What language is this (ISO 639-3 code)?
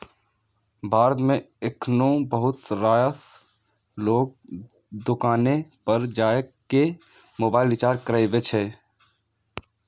mai